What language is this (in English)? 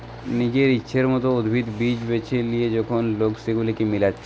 Bangla